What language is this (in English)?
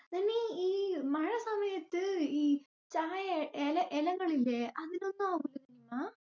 Malayalam